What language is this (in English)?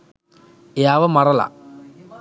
Sinhala